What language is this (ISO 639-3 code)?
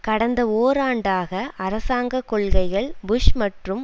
tam